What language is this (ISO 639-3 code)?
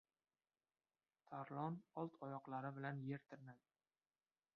uzb